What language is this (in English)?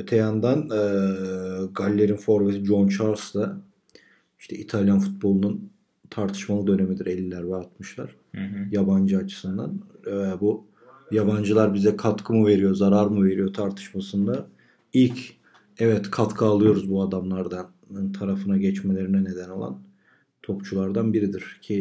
Turkish